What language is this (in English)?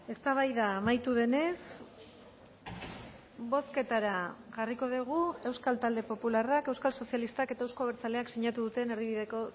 Basque